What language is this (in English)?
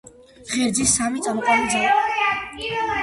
Georgian